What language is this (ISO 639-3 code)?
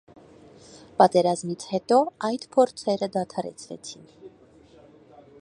hye